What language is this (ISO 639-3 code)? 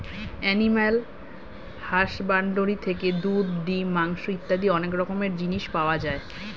ben